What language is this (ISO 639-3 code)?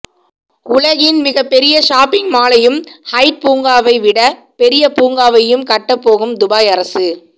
tam